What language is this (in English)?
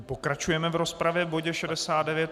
Czech